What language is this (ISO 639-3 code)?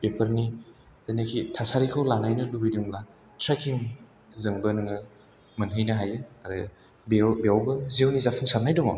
brx